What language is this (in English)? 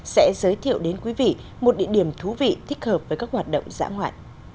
Vietnamese